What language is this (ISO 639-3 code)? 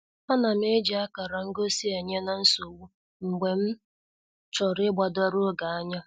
ibo